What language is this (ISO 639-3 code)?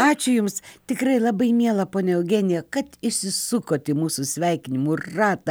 lit